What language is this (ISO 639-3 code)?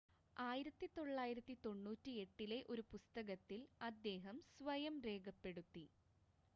mal